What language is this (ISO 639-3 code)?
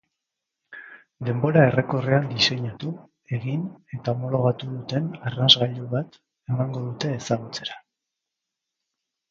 eus